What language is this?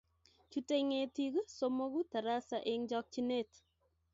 Kalenjin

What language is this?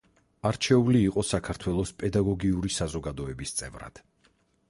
Georgian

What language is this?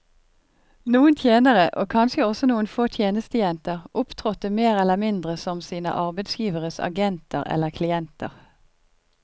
Norwegian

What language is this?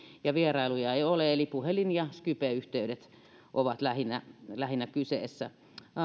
Finnish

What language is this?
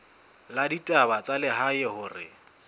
Southern Sotho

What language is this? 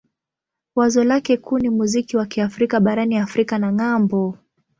Swahili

